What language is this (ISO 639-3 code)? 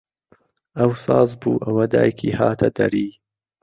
ckb